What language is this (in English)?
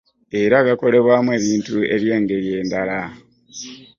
Ganda